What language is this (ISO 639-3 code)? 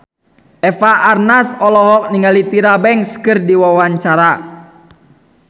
sun